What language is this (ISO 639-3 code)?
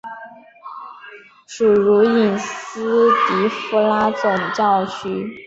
zho